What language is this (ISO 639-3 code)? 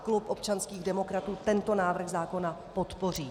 ces